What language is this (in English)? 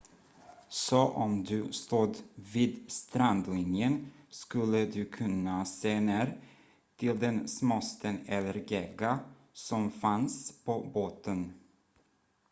Swedish